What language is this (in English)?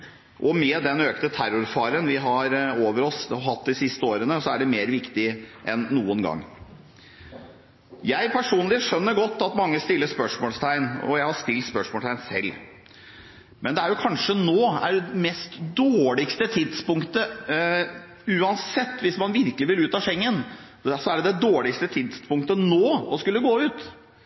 Norwegian Bokmål